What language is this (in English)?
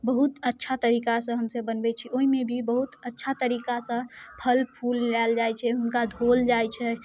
Maithili